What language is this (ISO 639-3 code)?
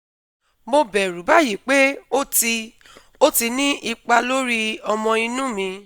yor